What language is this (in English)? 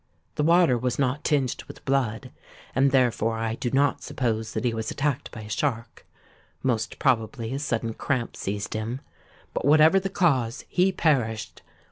English